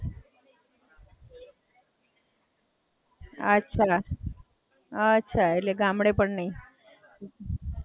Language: Gujarati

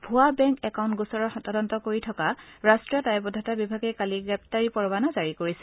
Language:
Assamese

